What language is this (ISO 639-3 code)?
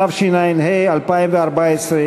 heb